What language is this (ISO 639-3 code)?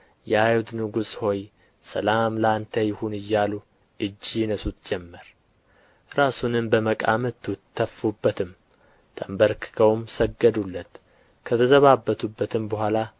amh